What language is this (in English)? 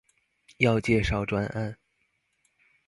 Chinese